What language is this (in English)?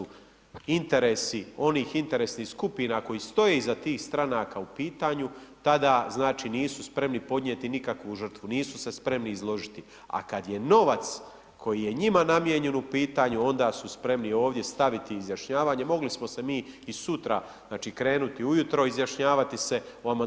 Croatian